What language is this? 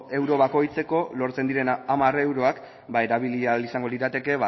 Basque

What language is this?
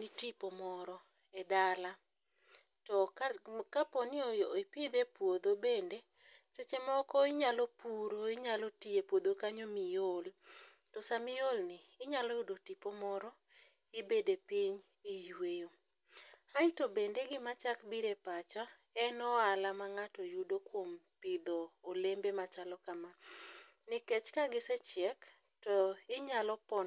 Luo (Kenya and Tanzania)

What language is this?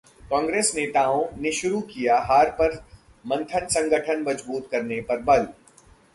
Hindi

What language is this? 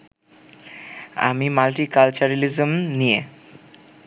Bangla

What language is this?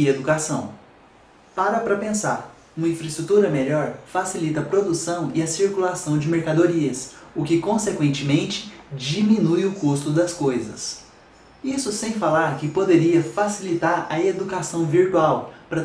Portuguese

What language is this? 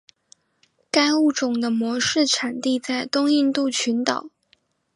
Chinese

